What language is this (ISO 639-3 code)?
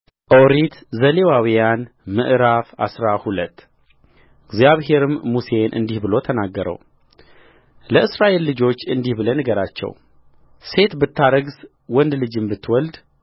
amh